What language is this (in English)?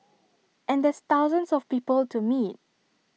English